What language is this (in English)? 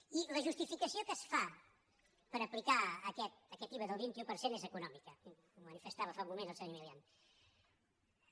Catalan